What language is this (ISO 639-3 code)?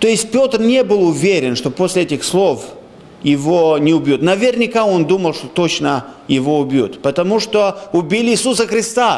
rus